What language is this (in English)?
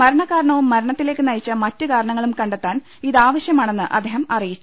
Malayalam